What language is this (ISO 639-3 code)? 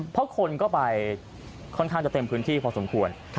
tha